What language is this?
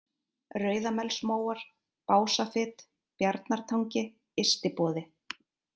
Icelandic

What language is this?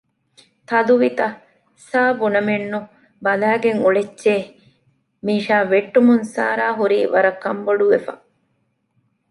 Divehi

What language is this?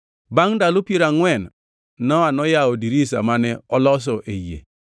Luo (Kenya and Tanzania)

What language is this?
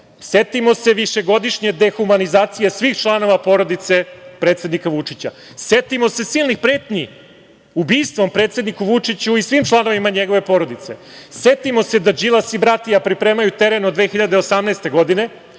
Serbian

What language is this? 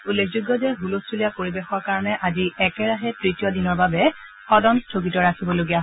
Assamese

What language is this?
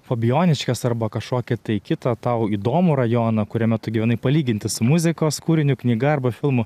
Lithuanian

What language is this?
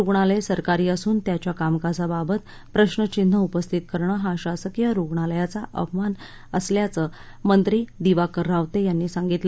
Marathi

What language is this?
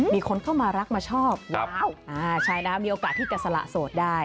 Thai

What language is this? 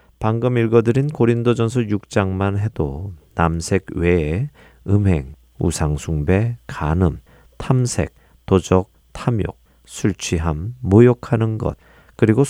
Korean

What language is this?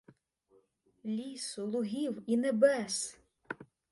Ukrainian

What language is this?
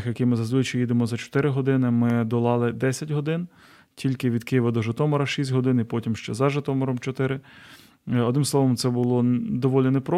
Ukrainian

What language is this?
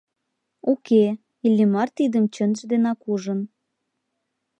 Mari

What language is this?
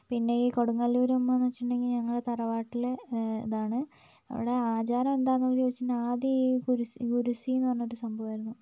Malayalam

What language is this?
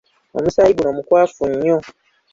Ganda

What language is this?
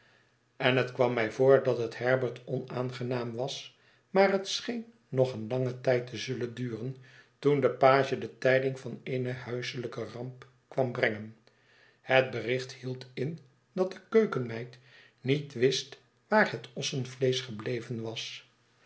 Dutch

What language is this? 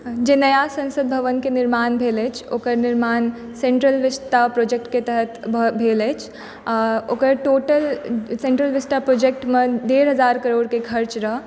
Maithili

